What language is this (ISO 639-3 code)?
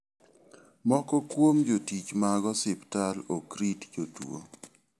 luo